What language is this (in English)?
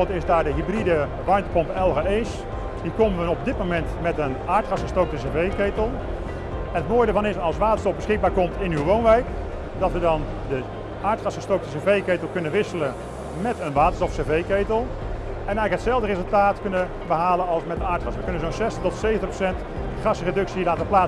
Dutch